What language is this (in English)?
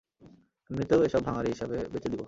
Bangla